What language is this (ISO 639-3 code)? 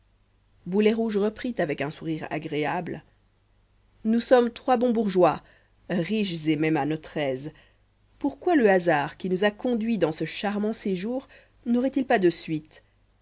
fra